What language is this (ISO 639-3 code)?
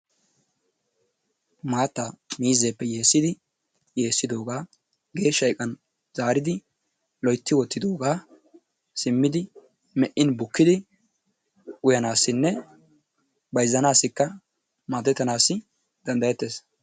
wal